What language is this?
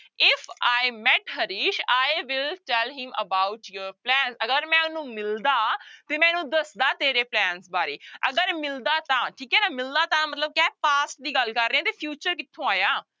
Punjabi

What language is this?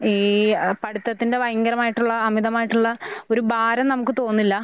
Malayalam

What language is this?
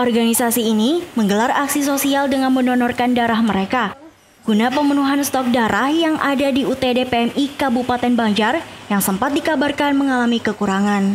Indonesian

